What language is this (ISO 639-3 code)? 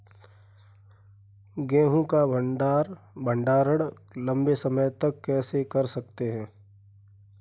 hin